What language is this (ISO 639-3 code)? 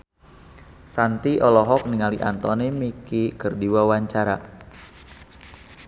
sun